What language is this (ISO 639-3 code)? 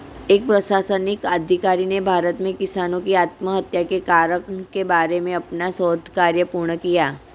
hin